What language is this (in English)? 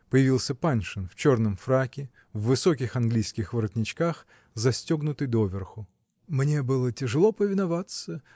Russian